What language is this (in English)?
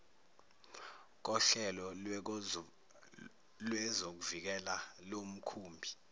Zulu